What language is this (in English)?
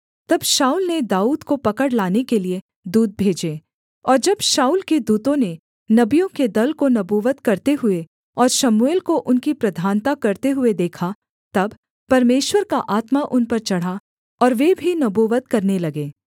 Hindi